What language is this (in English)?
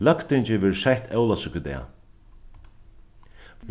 Faroese